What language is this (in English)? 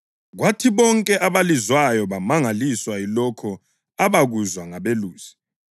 North Ndebele